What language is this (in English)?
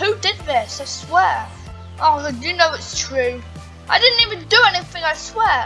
English